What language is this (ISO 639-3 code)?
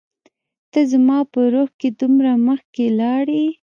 pus